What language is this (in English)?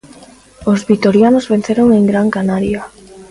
Galician